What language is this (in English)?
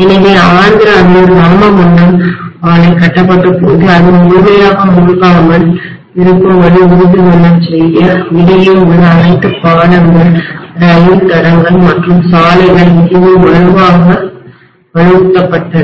Tamil